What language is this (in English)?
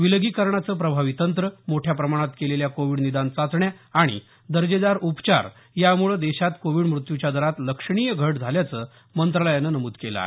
Marathi